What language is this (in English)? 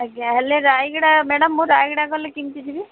Odia